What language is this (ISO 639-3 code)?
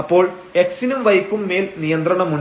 mal